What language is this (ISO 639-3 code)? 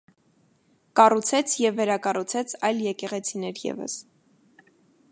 hye